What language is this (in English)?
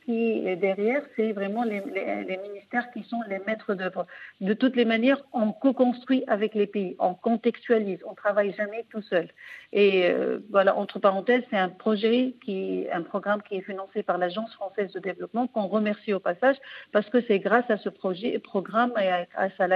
French